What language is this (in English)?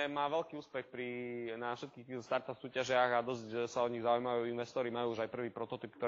Slovak